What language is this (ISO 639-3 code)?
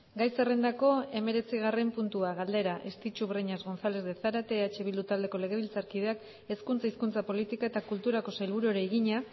eus